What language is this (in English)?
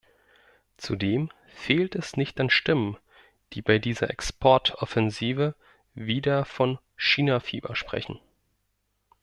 German